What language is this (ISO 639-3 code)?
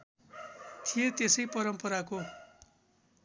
nep